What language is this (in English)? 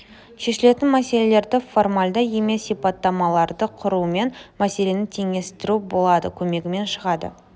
Kazakh